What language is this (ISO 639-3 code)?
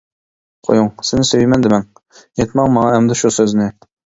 uig